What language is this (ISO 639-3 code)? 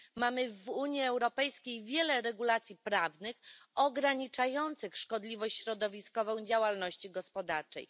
pol